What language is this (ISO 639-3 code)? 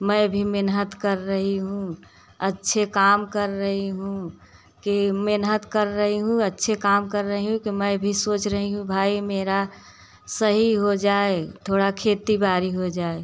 hin